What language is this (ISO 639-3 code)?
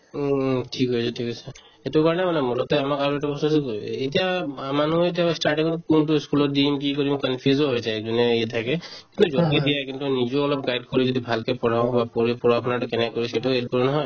asm